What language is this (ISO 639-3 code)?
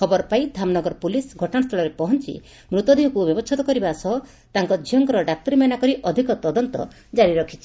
ori